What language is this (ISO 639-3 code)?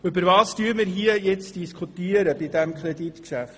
gsw